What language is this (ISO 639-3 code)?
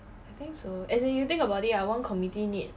eng